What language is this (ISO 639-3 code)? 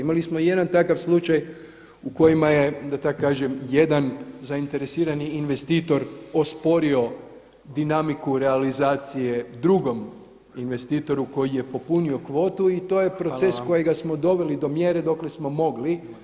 hrv